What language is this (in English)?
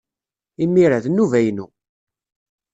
Kabyle